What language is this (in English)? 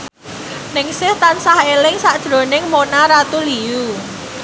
Javanese